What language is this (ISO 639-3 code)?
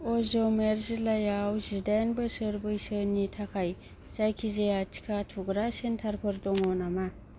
brx